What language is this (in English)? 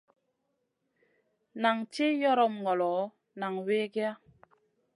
Masana